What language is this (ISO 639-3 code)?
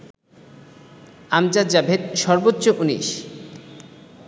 ben